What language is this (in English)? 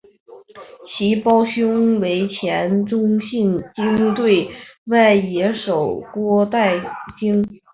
Chinese